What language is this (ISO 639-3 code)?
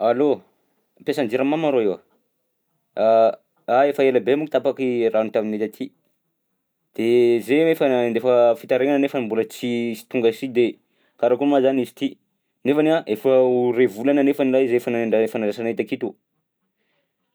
bzc